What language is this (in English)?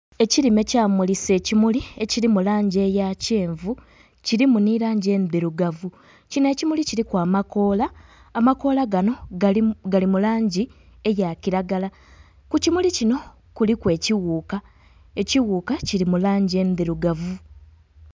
Soga